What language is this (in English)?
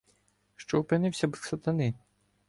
Ukrainian